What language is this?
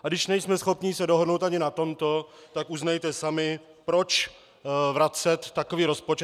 Czech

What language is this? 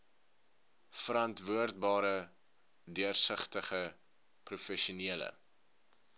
Afrikaans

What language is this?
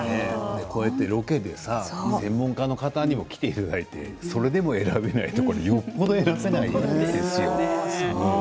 Japanese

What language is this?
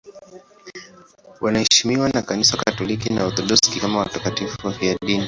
Swahili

